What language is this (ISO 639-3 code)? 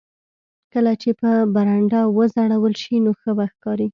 pus